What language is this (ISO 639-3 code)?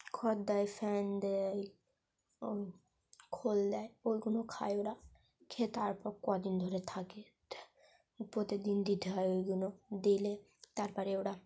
ben